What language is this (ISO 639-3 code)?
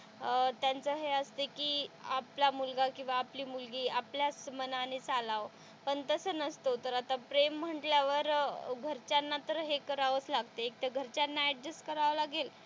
mar